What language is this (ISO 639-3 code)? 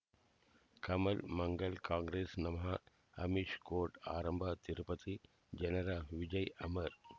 kan